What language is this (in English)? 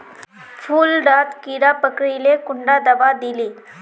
Magahi